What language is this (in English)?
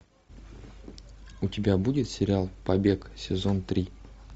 Russian